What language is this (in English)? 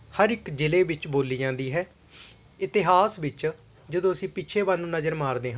Punjabi